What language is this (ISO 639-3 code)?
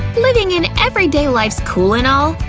eng